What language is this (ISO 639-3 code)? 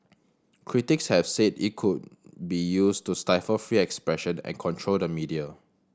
eng